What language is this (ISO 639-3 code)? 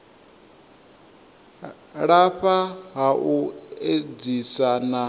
ven